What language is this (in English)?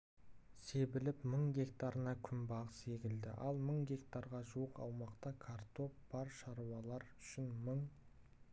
Kazakh